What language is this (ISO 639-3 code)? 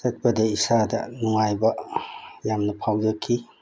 mni